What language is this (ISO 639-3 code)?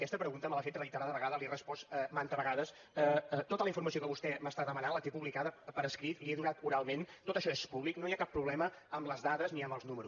cat